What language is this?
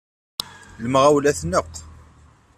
Kabyle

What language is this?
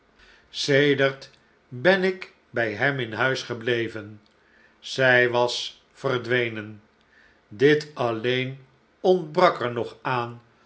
Dutch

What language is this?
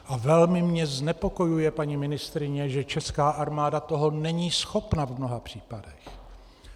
Czech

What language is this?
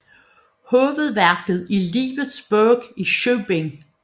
Danish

